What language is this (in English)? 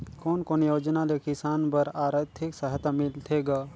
Chhattisgarhi